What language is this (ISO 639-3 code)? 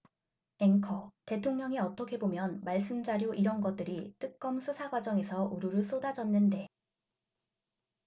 kor